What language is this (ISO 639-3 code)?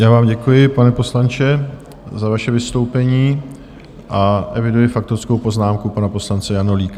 ces